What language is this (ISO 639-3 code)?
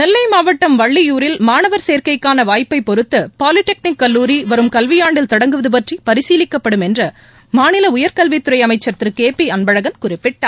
tam